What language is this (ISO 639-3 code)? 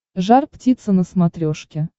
rus